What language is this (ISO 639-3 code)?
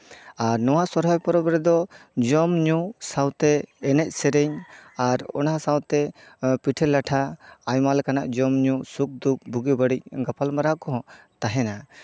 sat